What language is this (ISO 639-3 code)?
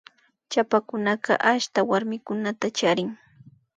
qvi